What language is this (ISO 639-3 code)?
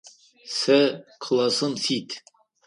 ady